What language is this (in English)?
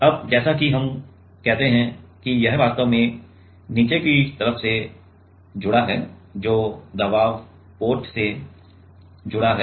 Hindi